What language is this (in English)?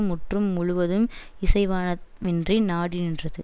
Tamil